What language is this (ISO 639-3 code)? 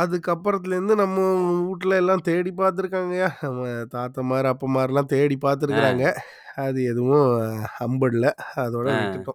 tam